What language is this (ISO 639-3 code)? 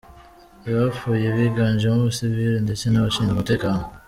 kin